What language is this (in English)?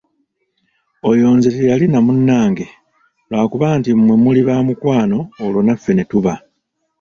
Ganda